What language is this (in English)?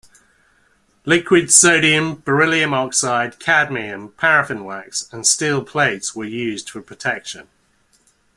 English